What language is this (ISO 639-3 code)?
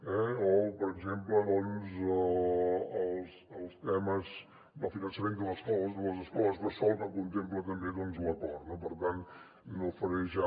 cat